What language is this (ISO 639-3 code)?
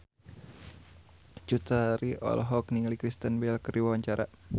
sun